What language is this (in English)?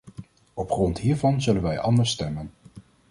Dutch